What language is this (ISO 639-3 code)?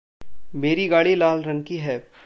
hin